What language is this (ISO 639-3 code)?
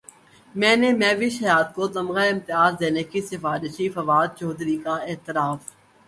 urd